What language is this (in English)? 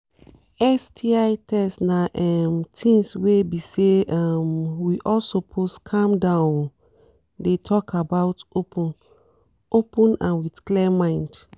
Nigerian Pidgin